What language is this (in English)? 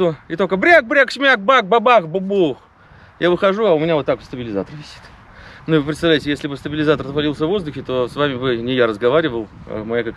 Russian